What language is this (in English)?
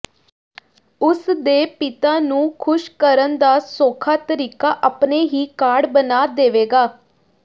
Punjabi